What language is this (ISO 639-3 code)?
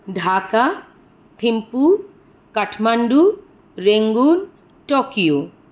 san